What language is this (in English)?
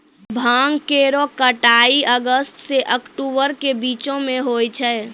Maithili